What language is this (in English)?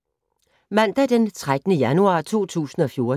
Danish